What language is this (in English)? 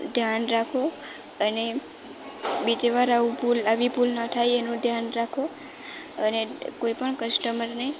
Gujarati